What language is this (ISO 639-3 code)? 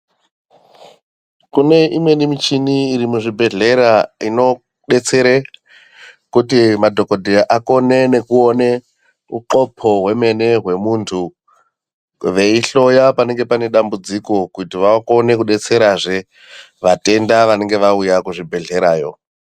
ndc